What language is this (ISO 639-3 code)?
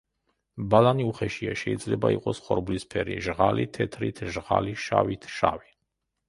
kat